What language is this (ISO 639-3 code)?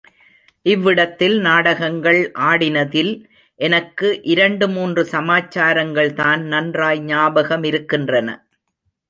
tam